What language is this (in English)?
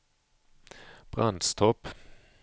Swedish